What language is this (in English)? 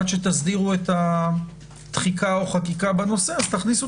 Hebrew